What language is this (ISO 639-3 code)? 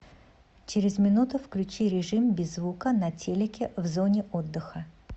rus